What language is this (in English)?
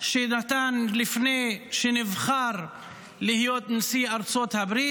Hebrew